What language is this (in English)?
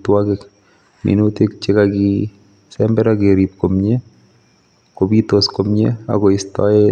Kalenjin